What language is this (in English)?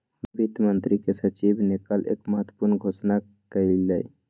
Magahi